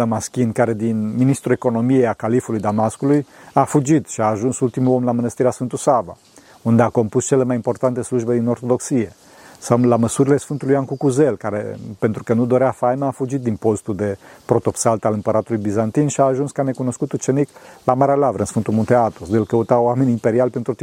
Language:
Romanian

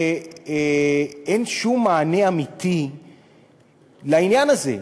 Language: Hebrew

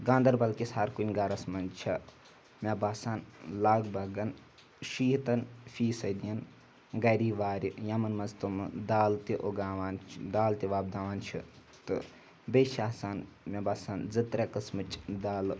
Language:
Kashmiri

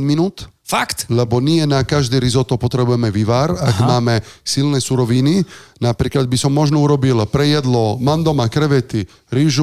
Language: Slovak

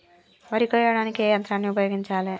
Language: Telugu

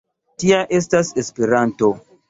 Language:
Esperanto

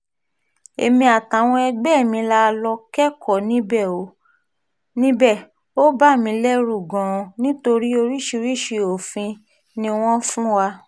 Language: Yoruba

